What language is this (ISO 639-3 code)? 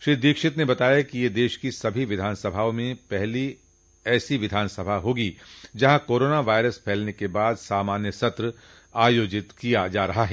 hin